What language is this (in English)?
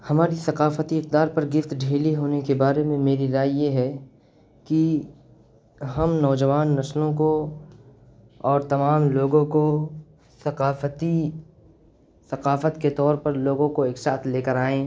Urdu